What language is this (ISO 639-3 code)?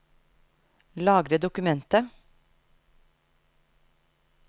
nor